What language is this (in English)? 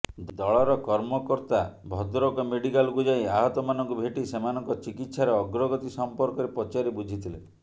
Odia